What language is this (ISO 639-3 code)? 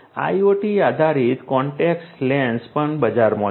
guj